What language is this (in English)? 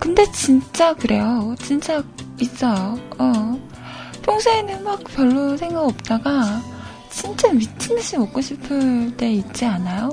Korean